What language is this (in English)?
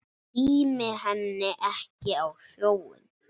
Icelandic